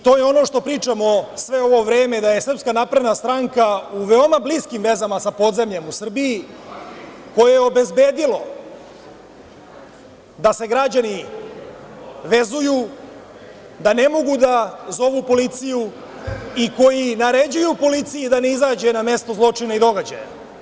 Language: Serbian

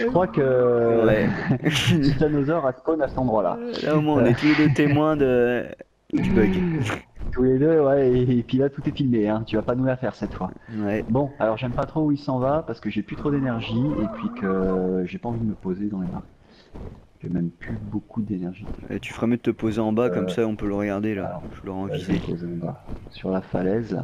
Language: French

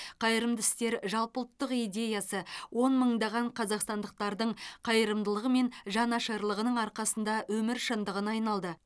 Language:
Kazakh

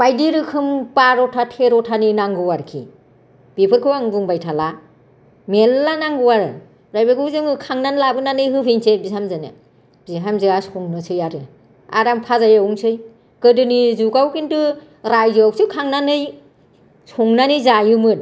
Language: Bodo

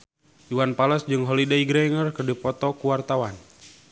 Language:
Sundanese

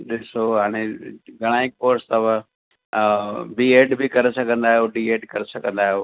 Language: Sindhi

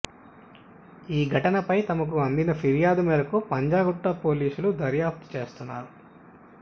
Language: Telugu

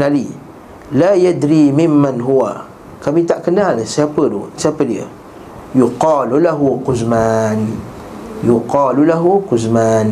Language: Malay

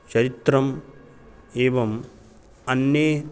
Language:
Sanskrit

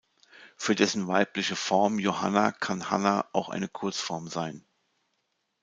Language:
German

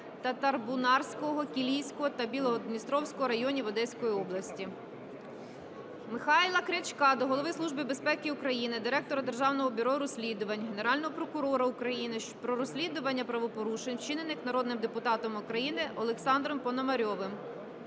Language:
Ukrainian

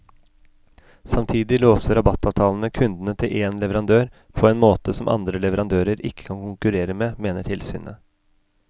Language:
Norwegian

